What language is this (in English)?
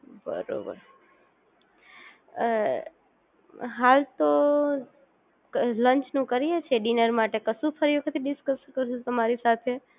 Gujarati